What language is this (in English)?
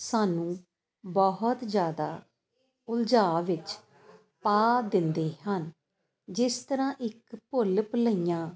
Punjabi